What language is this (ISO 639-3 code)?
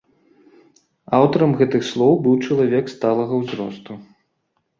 bel